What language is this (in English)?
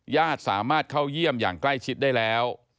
Thai